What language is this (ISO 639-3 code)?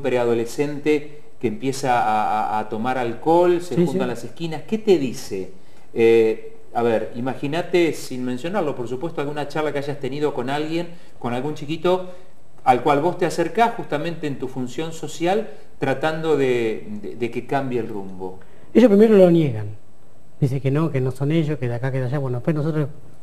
spa